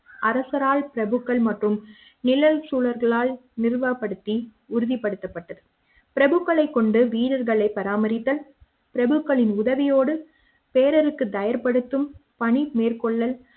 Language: Tamil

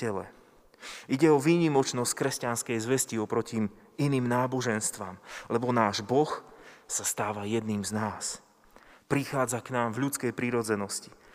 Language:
Slovak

